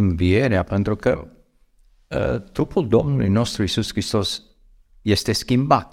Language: Romanian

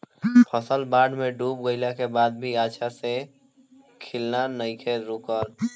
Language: Bhojpuri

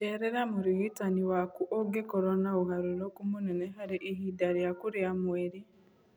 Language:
Kikuyu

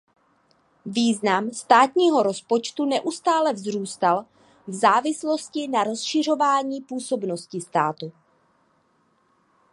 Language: Czech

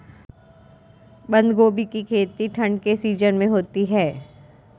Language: Hindi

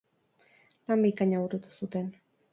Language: Basque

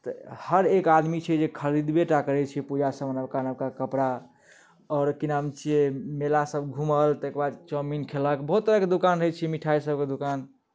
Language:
Maithili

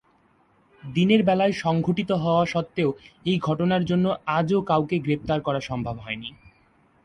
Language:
Bangla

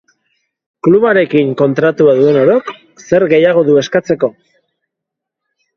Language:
Basque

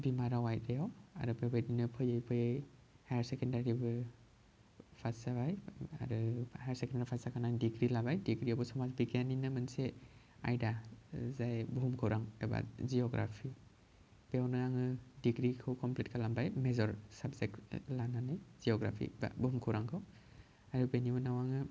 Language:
Bodo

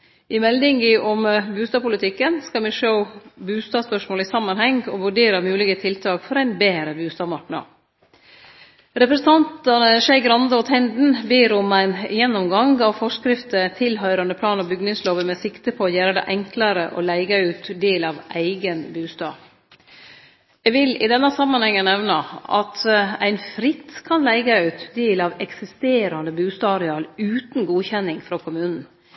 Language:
Norwegian Nynorsk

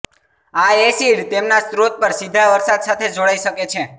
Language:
Gujarati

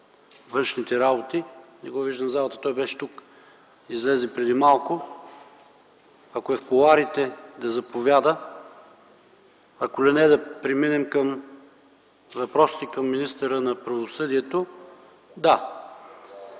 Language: Bulgarian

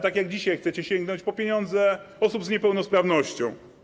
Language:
Polish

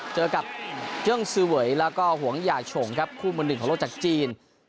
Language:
Thai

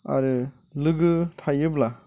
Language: Bodo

